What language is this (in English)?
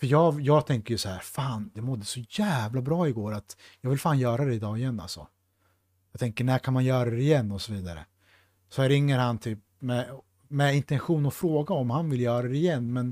Swedish